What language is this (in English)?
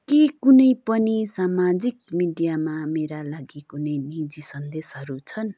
Nepali